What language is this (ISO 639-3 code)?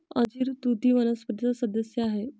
mar